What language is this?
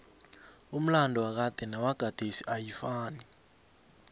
South Ndebele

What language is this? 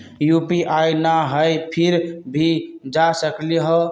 Magahi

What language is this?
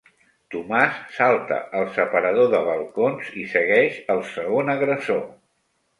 Catalan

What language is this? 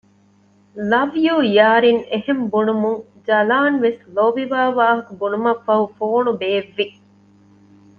Divehi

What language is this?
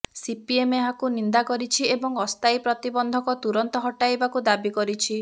Odia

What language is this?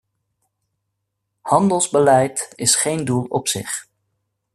Dutch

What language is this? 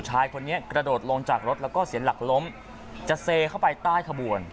Thai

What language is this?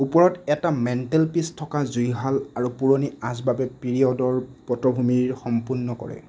Assamese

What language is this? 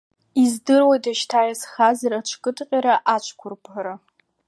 Abkhazian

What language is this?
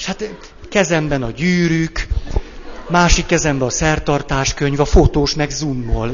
Hungarian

